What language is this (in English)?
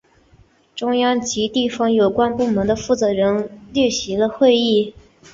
Chinese